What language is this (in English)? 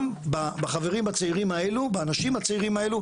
Hebrew